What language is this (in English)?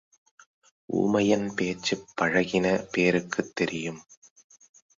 Tamil